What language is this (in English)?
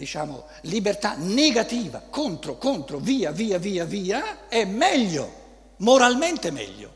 Italian